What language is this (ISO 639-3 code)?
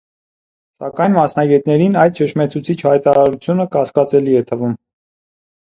hye